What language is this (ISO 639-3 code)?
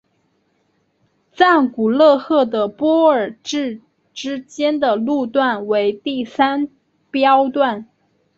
zho